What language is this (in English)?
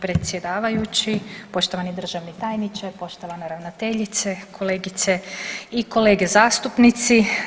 Croatian